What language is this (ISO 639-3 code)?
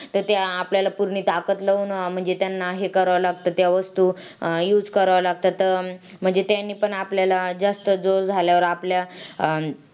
mar